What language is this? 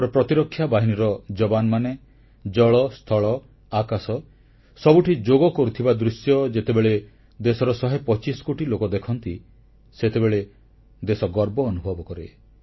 Odia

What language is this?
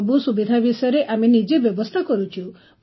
Odia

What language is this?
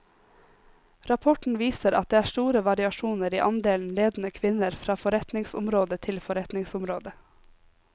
Norwegian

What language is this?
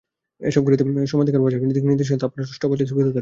Bangla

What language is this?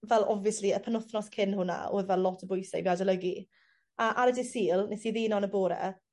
Welsh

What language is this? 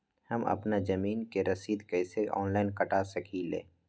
Magahi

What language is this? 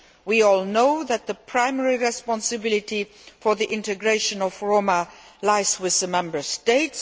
English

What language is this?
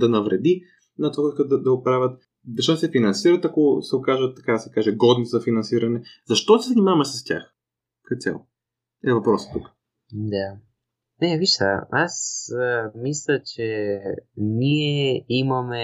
Bulgarian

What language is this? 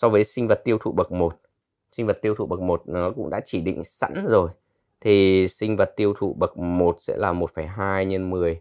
Vietnamese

